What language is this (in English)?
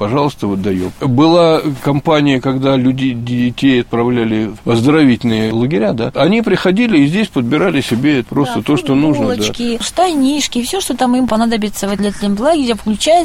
Russian